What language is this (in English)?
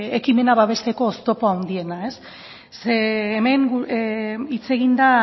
Basque